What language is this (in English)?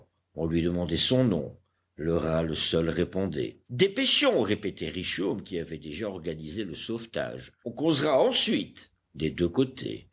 French